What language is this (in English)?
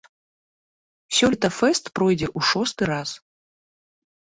Belarusian